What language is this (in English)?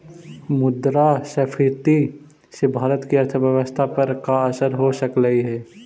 Magahi